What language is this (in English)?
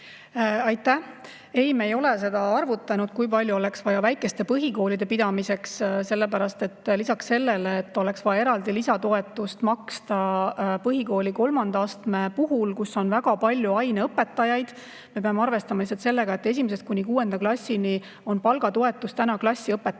Estonian